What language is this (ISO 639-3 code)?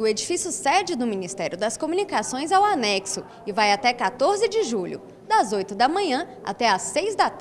por